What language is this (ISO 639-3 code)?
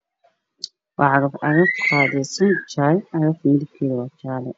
som